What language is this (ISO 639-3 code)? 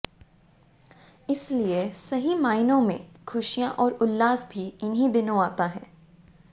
hin